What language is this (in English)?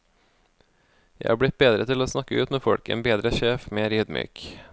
Norwegian